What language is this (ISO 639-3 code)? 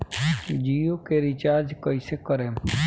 bho